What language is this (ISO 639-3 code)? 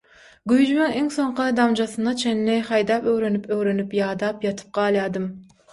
tuk